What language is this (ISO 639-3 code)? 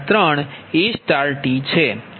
guj